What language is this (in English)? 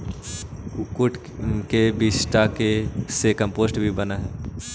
Magahi